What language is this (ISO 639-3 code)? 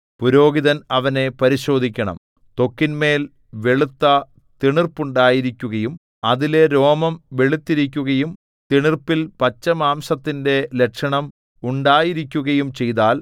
mal